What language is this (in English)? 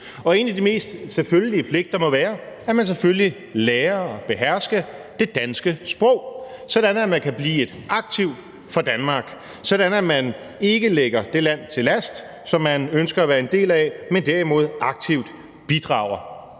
Danish